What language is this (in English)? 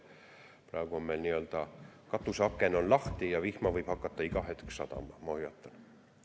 Estonian